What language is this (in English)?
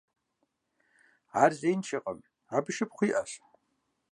Kabardian